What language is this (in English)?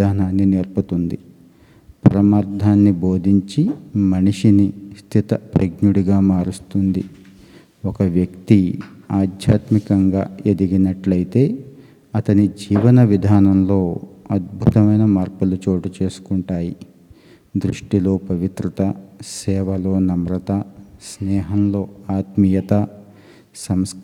Telugu